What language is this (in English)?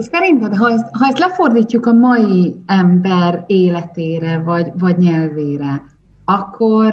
Hungarian